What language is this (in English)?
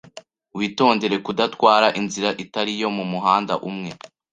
Kinyarwanda